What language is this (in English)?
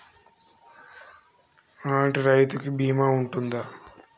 Telugu